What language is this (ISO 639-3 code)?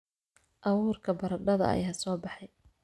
som